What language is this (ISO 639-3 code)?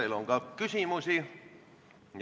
est